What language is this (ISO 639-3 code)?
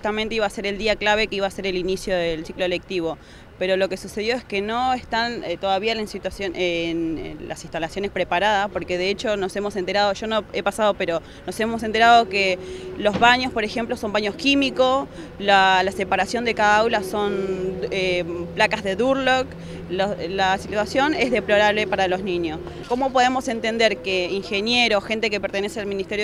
spa